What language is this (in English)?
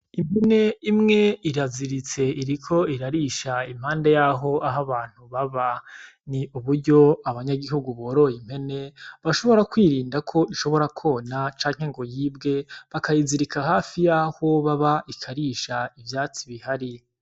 Rundi